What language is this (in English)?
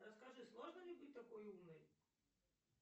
Russian